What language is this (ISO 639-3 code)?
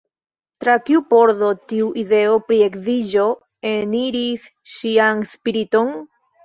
epo